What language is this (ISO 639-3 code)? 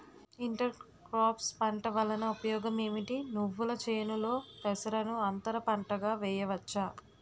tel